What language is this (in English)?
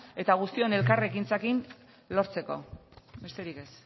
Basque